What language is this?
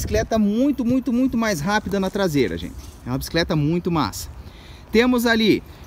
Portuguese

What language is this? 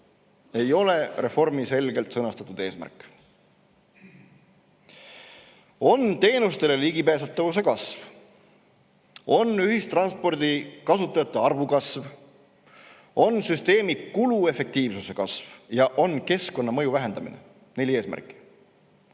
Estonian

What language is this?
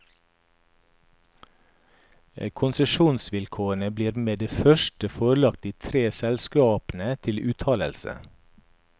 Norwegian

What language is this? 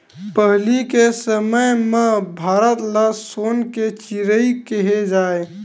Chhattisgarhi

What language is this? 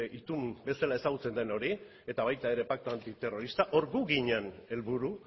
Basque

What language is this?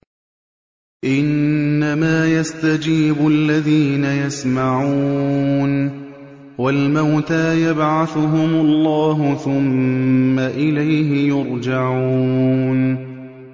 Arabic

